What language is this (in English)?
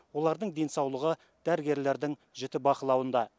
Kazakh